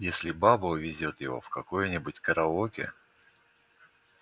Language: Russian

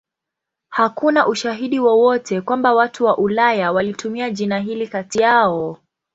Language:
Swahili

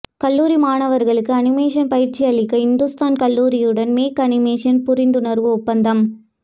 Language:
Tamil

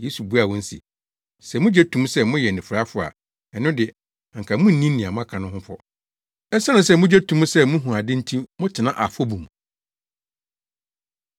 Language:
Akan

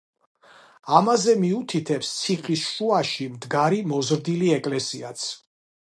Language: Georgian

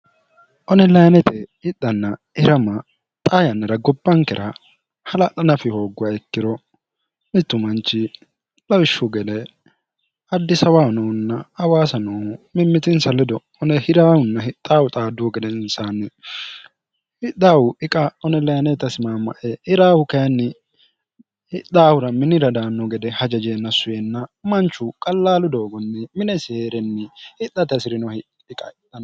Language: Sidamo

